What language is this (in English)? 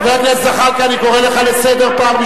Hebrew